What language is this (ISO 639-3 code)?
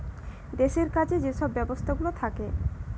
ben